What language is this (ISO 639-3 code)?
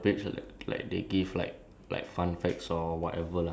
eng